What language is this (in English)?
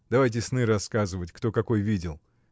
Russian